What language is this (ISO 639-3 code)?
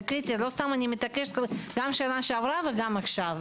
heb